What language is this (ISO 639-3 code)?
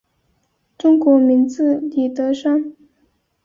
zho